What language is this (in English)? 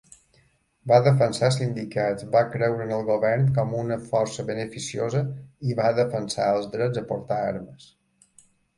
Catalan